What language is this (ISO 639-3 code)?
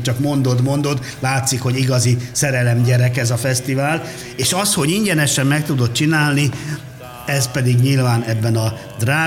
hun